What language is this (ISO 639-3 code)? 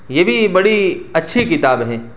urd